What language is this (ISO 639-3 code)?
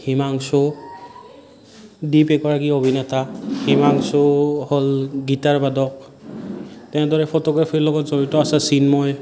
asm